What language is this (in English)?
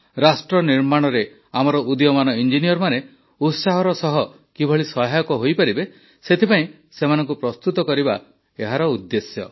Odia